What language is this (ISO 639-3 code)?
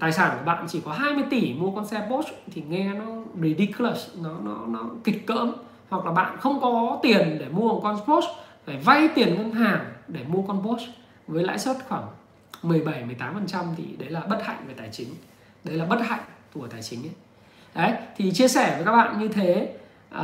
vie